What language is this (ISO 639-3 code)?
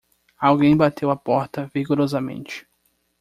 por